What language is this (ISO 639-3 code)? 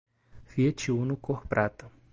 por